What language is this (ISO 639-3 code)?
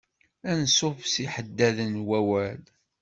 kab